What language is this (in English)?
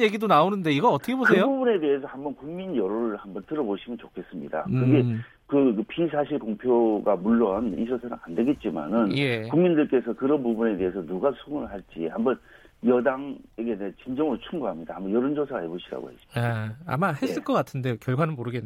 Korean